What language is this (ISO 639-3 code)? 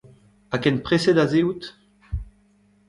bre